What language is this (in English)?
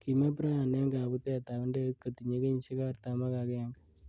Kalenjin